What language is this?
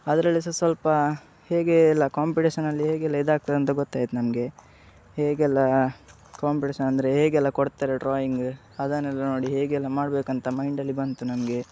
Kannada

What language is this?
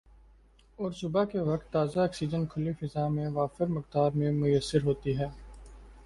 Urdu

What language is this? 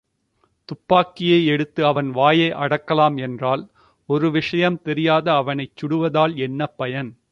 Tamil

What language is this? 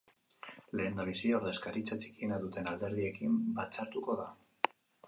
Basque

